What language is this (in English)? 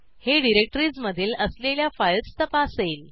Marathi